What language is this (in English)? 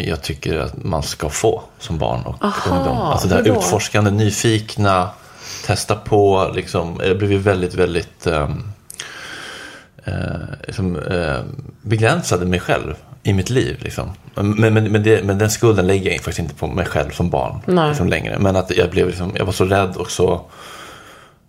Swedish